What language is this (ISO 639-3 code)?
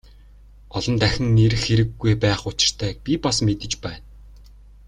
mon